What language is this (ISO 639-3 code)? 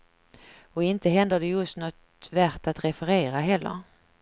swe